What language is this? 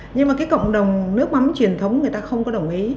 Vietnamese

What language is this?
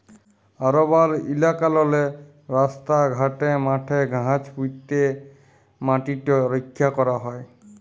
Bangla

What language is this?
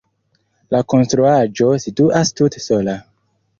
Esperanto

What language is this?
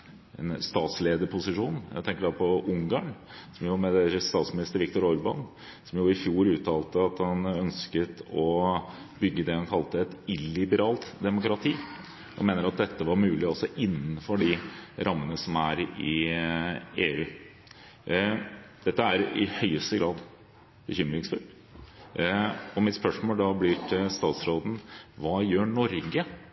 Norwegian Bokmål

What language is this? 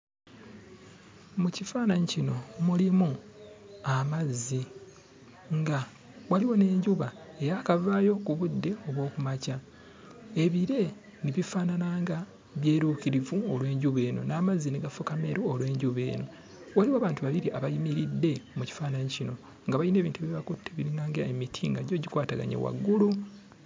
Ganda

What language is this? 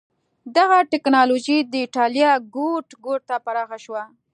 Pashto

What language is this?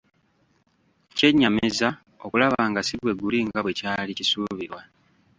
Ganda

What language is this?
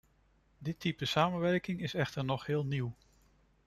Dutch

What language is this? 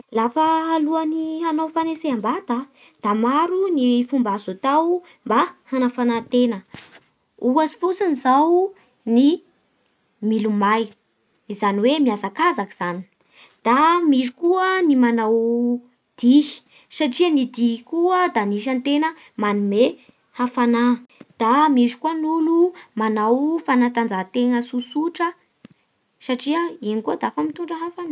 Bara Malagasy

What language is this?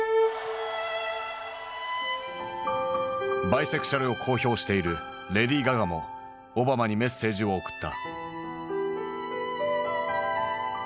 Japanese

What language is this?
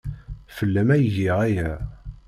Kabyle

